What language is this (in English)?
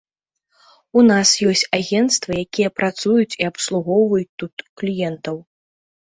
Belarusian